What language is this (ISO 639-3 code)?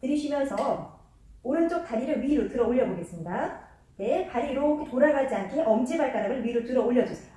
kor